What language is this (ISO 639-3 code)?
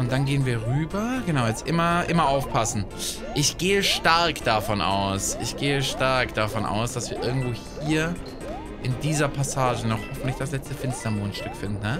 deu